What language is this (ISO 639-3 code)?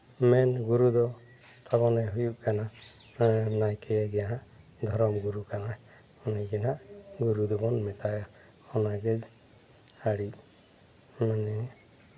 sat